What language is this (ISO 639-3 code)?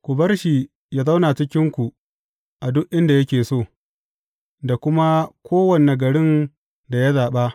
hau